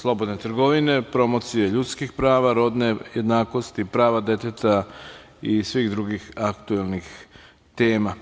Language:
Serbian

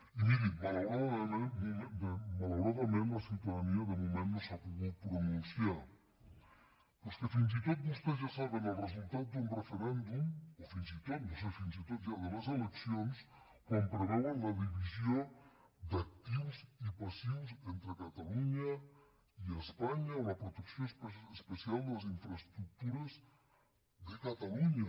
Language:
Catalan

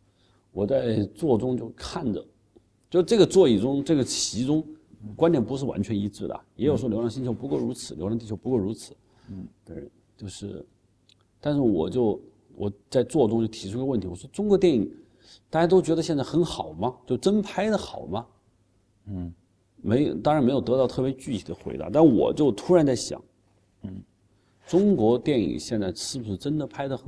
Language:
Chinese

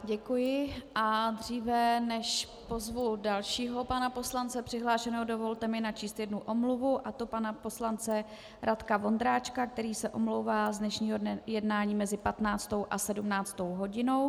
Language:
Czech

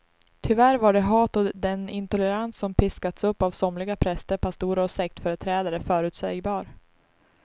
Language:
Swedish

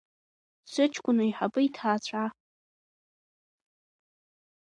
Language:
Abkhazian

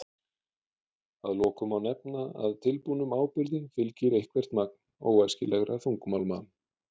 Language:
Icelandic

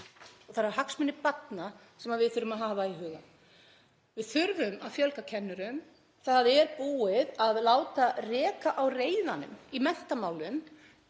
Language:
Icelandic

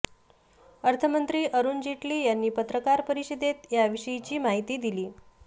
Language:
Marathi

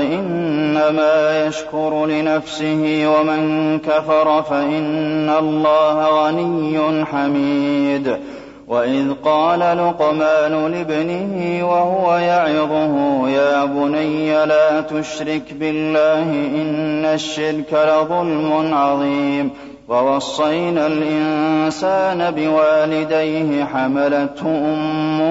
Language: Arabic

